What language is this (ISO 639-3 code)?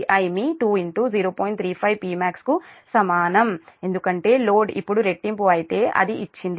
tel